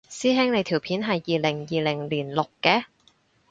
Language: Cantonese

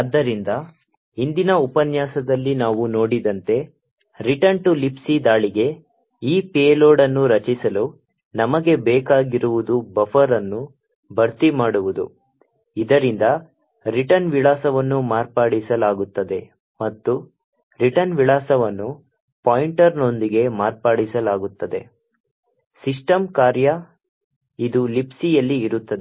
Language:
Kannada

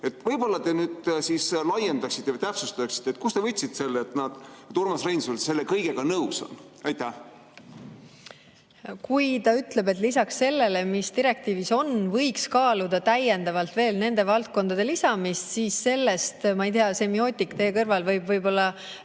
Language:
Estonian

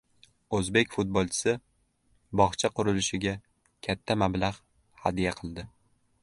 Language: Uzbek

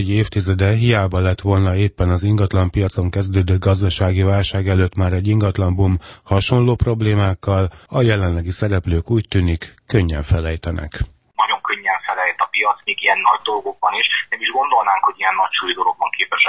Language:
Hungarian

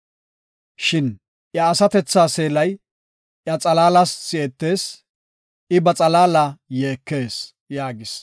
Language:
Gofa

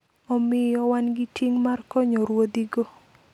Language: Luo (Kenya and Tanzania)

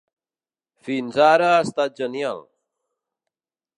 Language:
Catalan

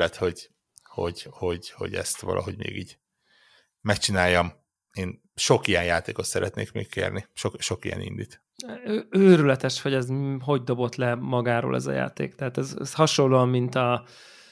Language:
Hungarian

